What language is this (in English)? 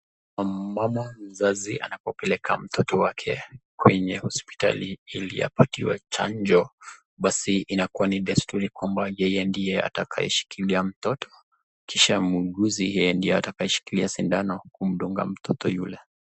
Swahili